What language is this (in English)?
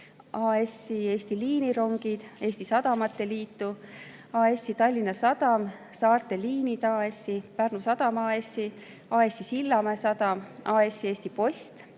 Estonian